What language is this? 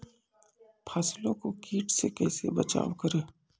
Maithili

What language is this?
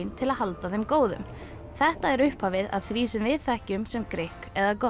Icelandic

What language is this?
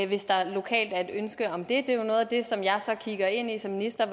Danish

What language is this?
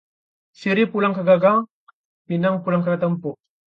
Indonesian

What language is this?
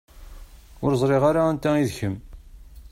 Kabyle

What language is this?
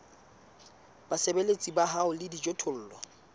Southern Sotho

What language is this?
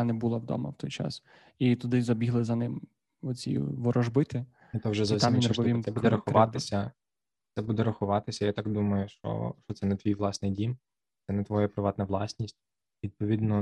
Ukrainian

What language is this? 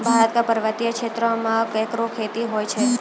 Maithili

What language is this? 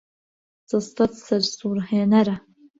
Central Kurdish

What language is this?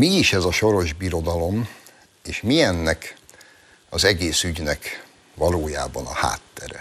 Hungarian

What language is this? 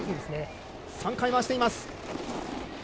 Japanese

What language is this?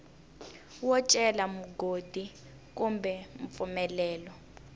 Tsonga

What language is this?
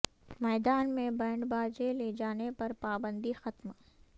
Urdu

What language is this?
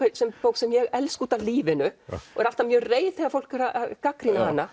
Icelandic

